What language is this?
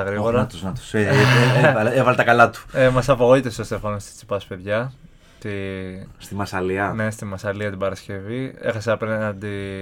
Greek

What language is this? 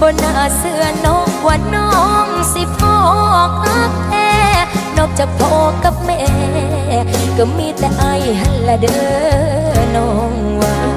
Thai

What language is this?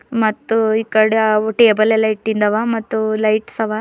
Kannada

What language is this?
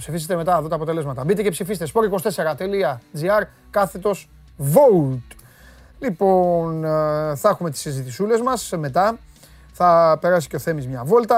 Greek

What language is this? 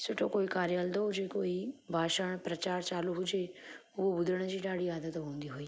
Sindhi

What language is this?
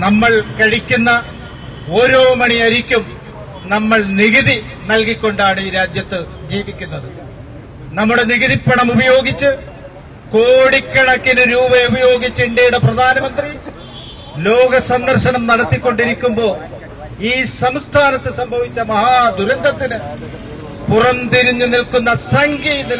Malayalam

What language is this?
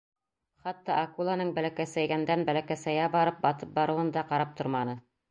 Bashkir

